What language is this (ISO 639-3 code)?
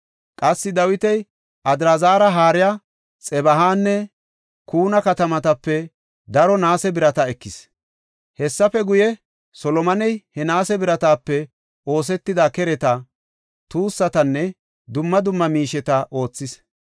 gof